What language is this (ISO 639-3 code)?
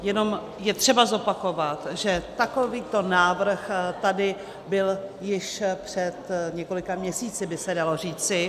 ces